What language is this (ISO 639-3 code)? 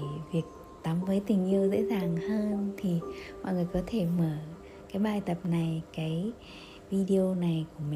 vie